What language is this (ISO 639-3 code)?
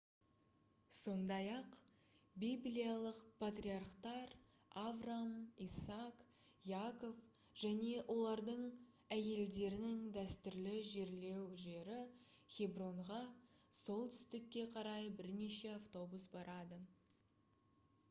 kaz